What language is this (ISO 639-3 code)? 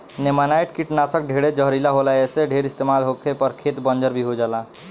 bho